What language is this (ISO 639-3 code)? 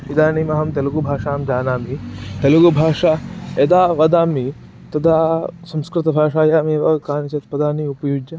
san